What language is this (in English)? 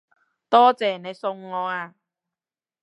Cantonese